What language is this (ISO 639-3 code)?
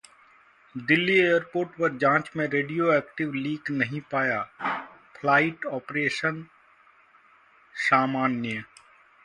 hin